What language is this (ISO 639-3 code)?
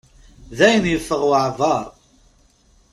kab